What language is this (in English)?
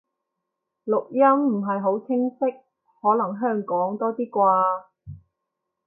Cantonese